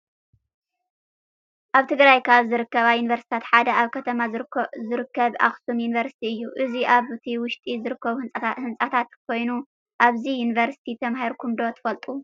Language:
Tigrinya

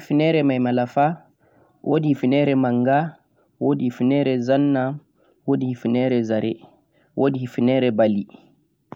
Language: Central-Eastern Niger Fulfulde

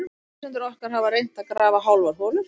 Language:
Icelandic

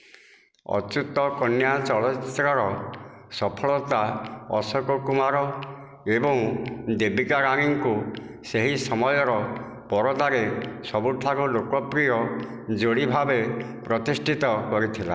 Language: Odia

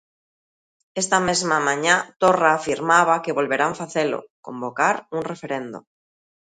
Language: Galician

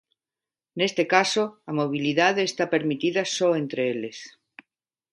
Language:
Galician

